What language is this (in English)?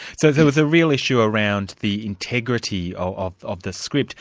English